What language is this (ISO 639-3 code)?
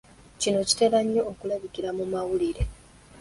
lug